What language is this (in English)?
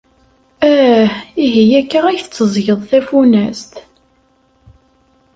Kabyle